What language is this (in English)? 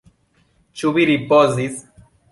Esperanto